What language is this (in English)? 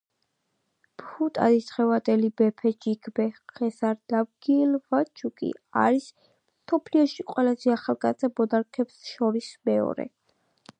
Georgian